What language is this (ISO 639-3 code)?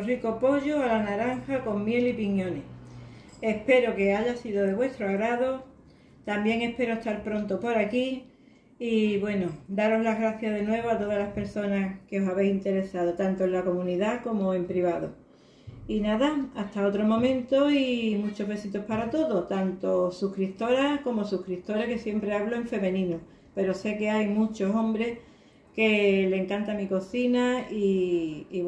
spa